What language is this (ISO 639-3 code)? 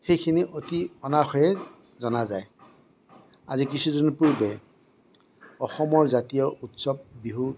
asm